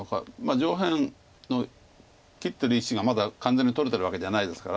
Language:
Japanese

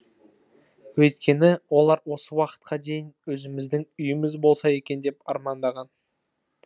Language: Kazakh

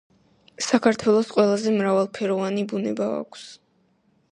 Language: Georgian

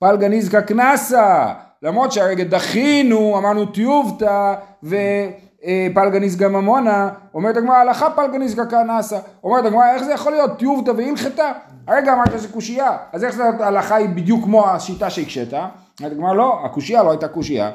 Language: Hebrew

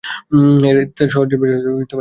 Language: Bangla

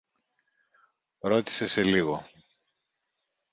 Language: Greek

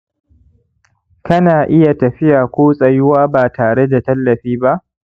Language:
Hausa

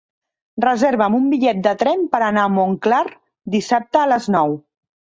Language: Catalan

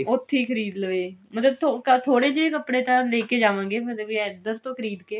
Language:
Punjabi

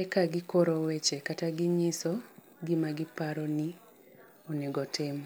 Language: Luo (Kenya and Tanzania)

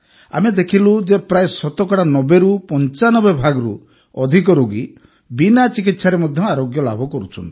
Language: Odia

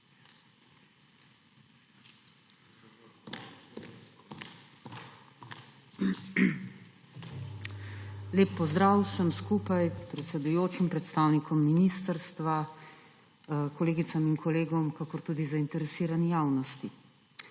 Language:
Slovenian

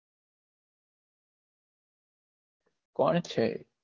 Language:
Gujarati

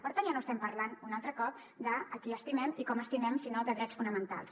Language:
Catalan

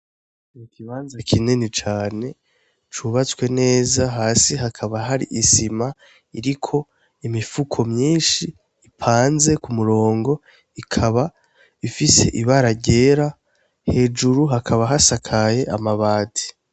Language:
Rundi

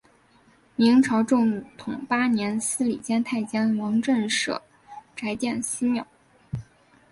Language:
Chinese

